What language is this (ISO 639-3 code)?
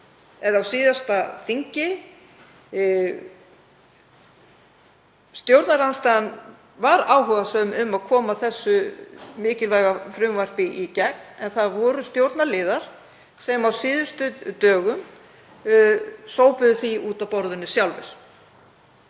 isl